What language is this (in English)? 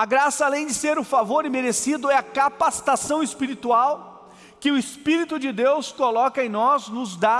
Portuguese